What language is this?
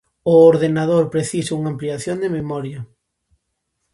Galician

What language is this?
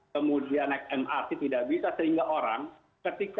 Indonesian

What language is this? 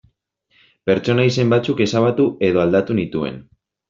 Basque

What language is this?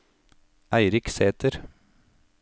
Norwegian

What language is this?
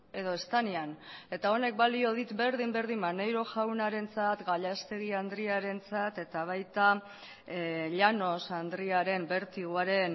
Basque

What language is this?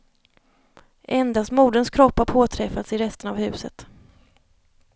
Swedish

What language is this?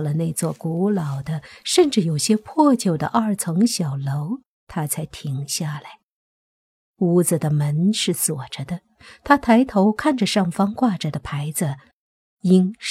Chinese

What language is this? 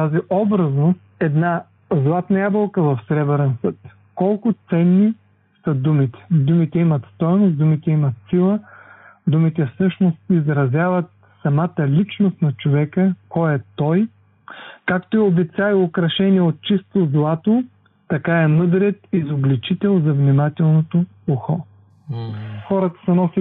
Bulgarian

